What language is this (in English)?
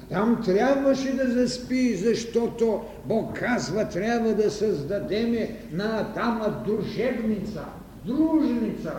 Bulgarian